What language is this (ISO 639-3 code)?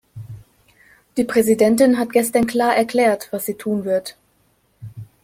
deu